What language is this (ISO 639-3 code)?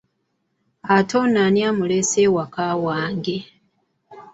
lug